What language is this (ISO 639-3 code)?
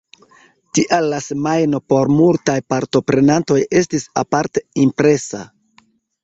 epo